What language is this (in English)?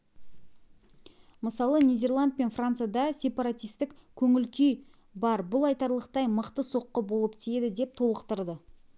Kazakh